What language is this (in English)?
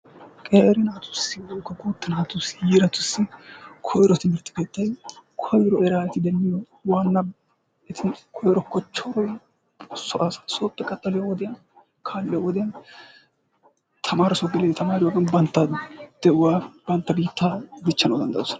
Wolaytta